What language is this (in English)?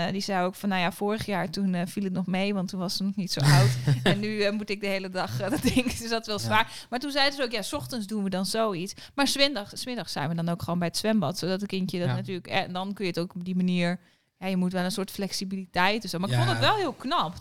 Dutch